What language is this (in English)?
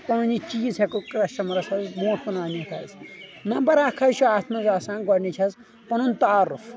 Kashmiri